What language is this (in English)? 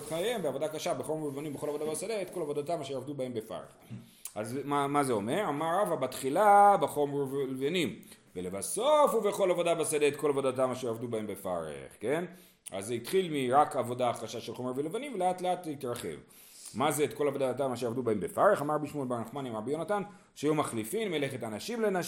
Hebrew